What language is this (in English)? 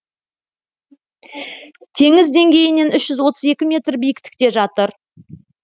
Kazakh